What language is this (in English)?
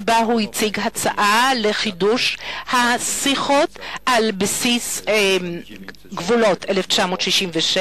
Hebrew